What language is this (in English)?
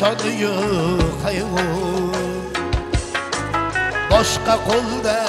Arabic